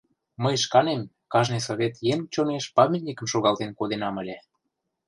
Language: Mari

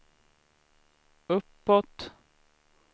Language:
Swedish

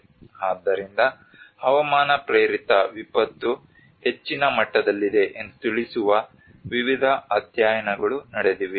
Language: Kannada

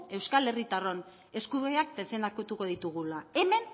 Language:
Basque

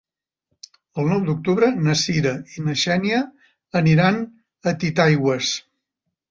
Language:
Catalan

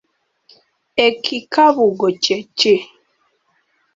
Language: Ganda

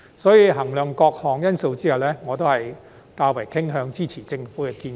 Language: Cantonese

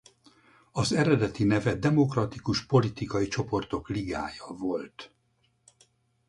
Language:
Hungarian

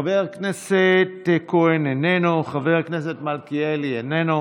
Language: Hebrew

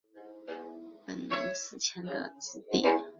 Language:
Chinese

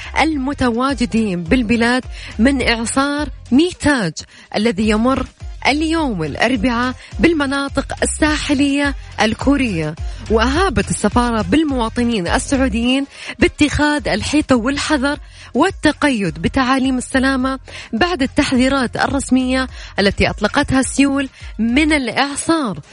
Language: Arabic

